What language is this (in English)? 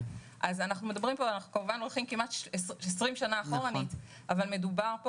Hebrew